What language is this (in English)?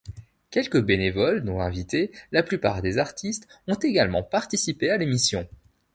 French